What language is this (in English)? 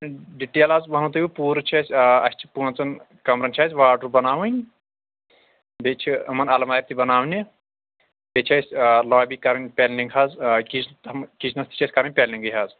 Kashmiri